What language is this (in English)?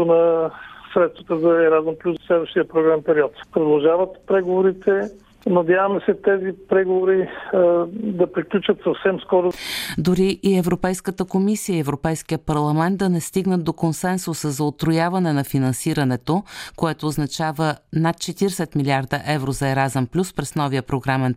Bulgarian